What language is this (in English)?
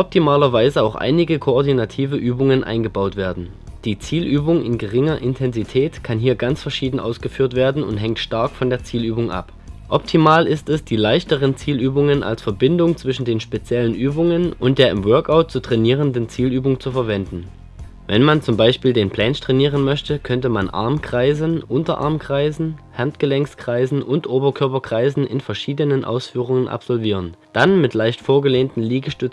German